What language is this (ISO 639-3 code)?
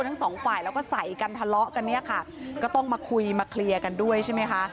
tha